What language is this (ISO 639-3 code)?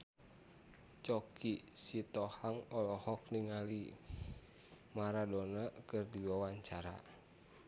sun